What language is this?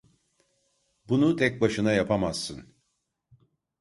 Turkish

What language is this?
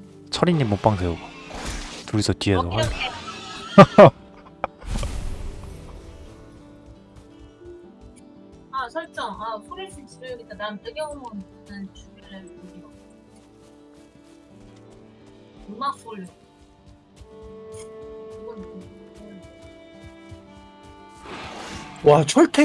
Korean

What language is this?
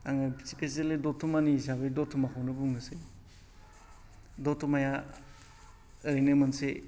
Bodo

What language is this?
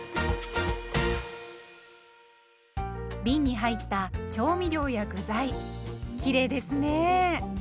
Japanese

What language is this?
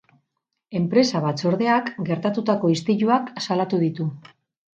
Basque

